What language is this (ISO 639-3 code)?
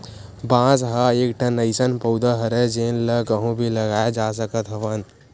hne